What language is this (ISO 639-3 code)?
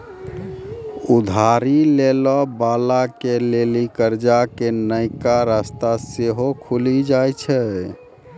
mai